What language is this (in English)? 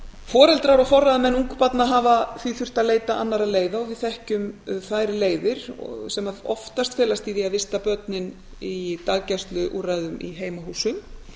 Icelandic